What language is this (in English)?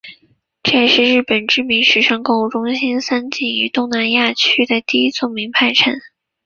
Chinese